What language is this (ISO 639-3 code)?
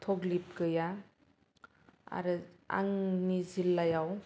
brx